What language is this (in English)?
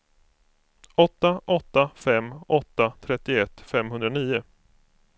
Swedish